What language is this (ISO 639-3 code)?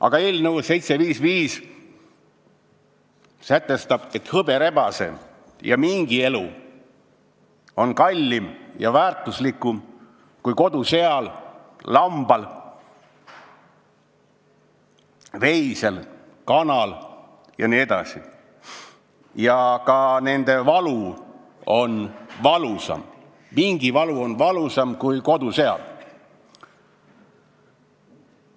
est